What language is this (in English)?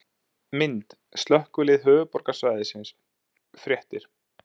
Icelandic